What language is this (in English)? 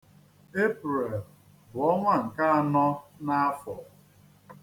Igbo